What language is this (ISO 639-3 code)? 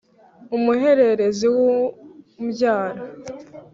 kin